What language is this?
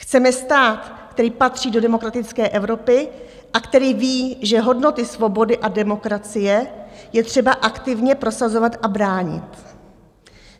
Czech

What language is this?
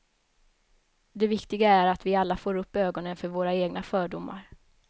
Swedish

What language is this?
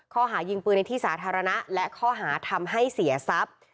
Thai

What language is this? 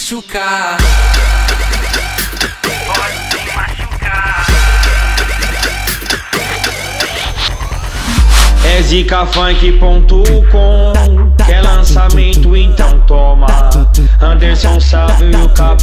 Portuguese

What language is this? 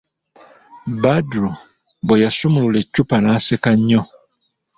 Ganda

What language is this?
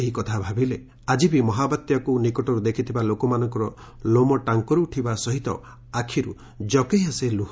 Odia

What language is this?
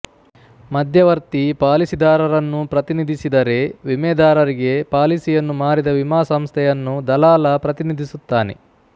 Kannada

